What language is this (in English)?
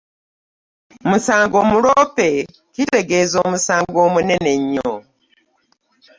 Ganda